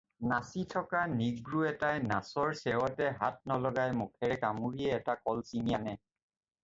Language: Assamese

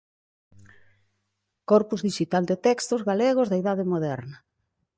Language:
Galician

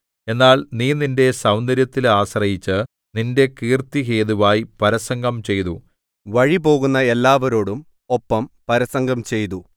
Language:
Malayalam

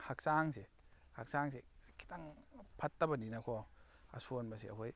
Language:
Manipuri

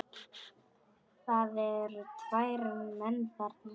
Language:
Icelandic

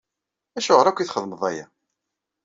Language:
Kabyle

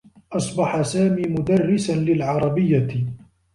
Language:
Arabic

